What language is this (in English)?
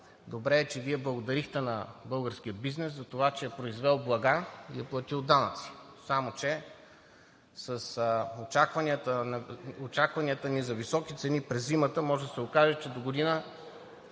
Bulgarian